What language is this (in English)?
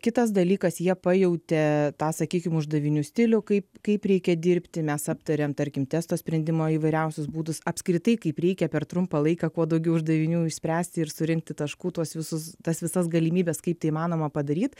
Lithuanian